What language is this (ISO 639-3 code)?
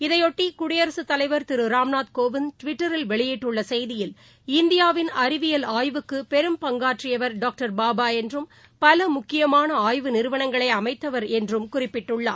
tam